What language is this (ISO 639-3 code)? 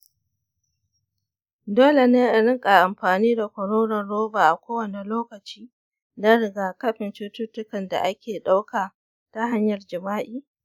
hau